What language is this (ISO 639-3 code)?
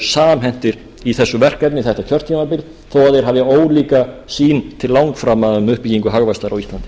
isl